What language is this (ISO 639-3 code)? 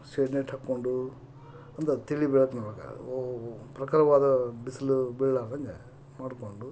kan